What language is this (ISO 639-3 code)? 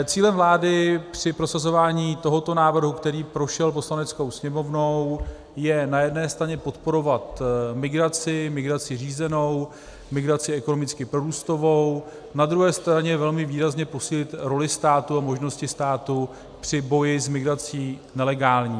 ces